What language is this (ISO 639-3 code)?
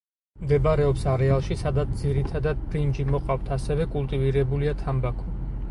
kat